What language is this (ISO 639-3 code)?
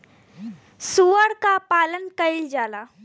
bho